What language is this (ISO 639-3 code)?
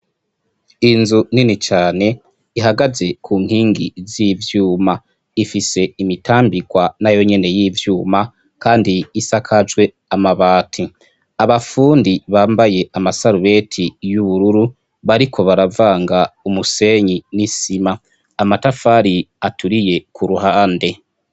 run